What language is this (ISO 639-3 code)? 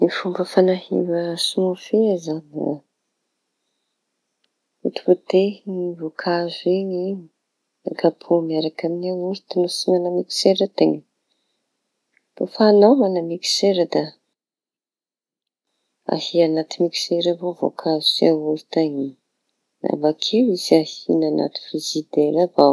txy